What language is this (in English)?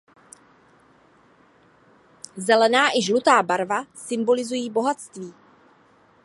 Czech